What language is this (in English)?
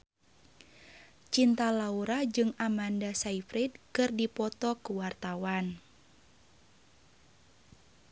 Sundanese